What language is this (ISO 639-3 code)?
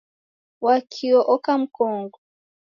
dav